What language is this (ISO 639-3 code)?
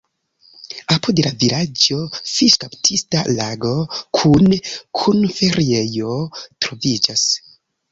epo